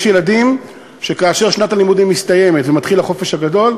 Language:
Hebrew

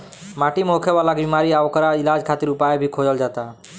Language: Bhojpuri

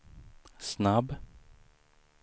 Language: Swedish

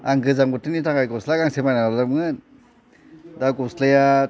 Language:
Bodo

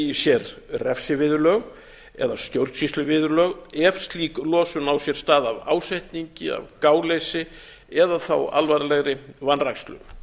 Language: Icelandic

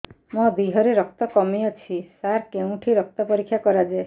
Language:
Odia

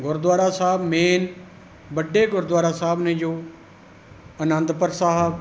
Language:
Punjabi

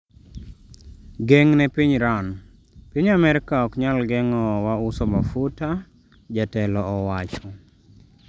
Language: Luo (Kenya and Tanzania)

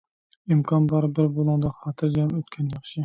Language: Uyghur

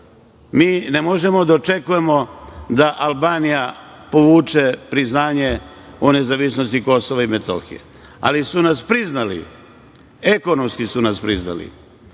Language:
Serbian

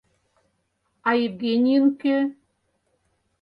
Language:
Mari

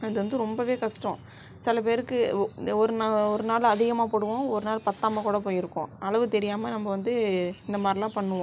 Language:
Tamil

